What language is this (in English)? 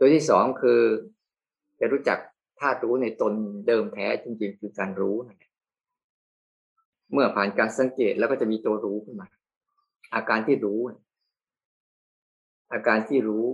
Thai